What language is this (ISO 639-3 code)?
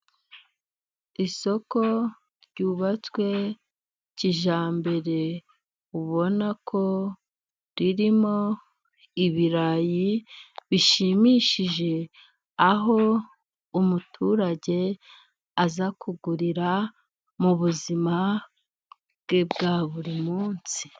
kin